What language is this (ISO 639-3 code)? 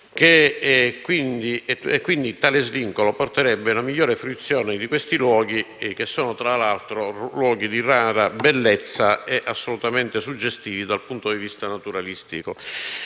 ita